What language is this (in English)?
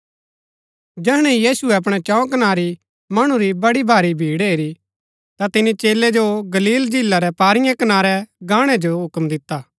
Gaddi